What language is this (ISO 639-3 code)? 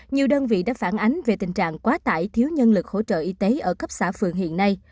vie